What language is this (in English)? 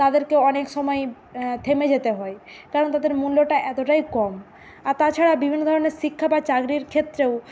Bangla